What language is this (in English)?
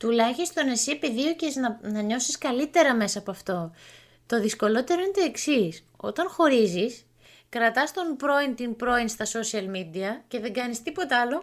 Greek